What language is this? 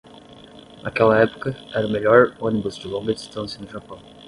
Portuguese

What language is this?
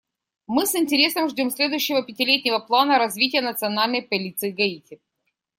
Russian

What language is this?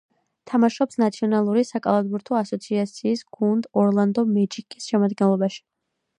Georgian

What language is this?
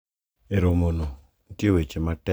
Luo (Kenya and Tanzania)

